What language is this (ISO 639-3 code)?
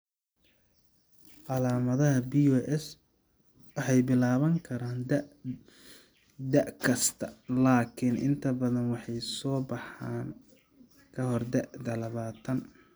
som